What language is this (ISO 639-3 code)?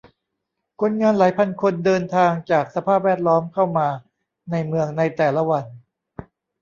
tha